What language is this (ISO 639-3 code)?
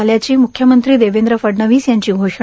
mar